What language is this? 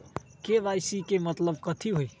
Magahi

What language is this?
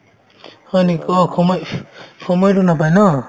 Assamese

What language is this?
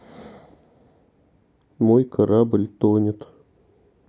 Russian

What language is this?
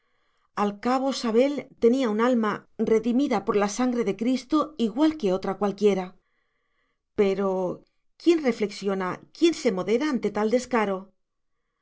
Spanish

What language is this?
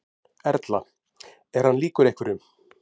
Icelandic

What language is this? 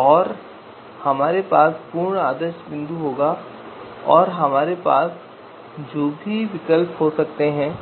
Hindi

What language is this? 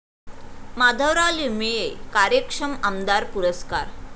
Marathi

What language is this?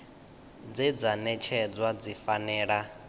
Venda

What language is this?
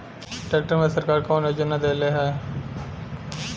Bhojpuri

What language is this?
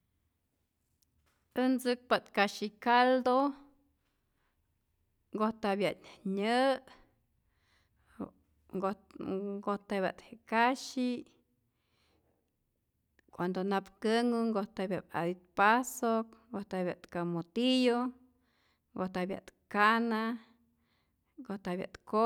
Rayón Zoque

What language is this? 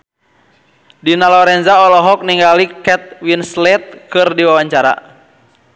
Sundanese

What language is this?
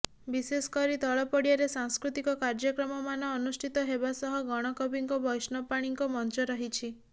Odia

